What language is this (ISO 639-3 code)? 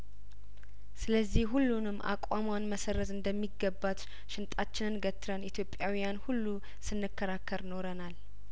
amh